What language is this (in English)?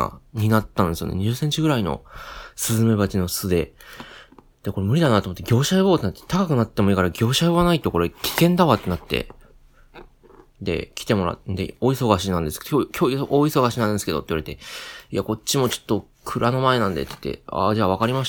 Japanese